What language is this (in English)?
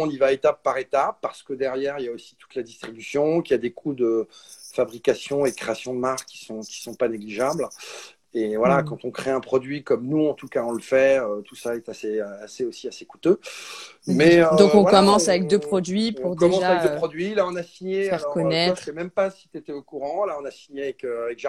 French